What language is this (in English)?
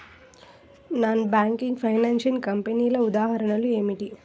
Telugu